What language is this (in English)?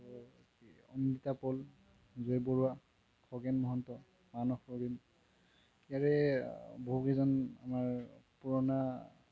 Assamese